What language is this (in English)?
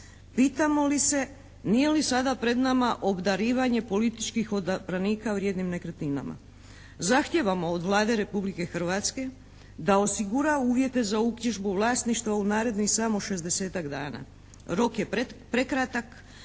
Croatian